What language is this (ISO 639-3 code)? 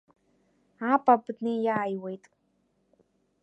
abk